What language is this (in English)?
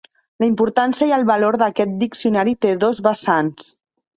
Catalan